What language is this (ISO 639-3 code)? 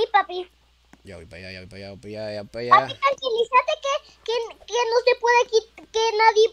spa